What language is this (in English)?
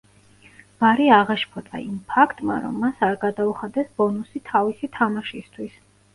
Georgian